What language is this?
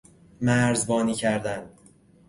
Persian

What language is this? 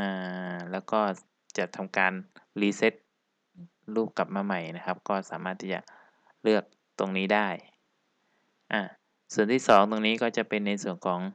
Thai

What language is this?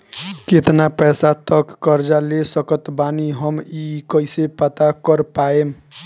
Bhojpuri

